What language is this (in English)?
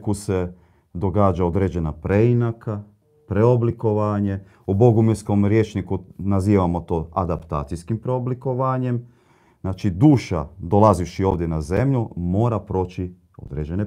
Croatian